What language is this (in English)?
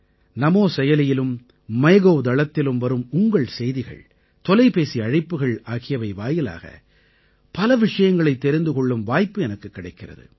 Tamil